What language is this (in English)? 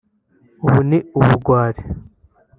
Kinyarwanda